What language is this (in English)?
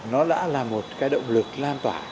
Vietnamese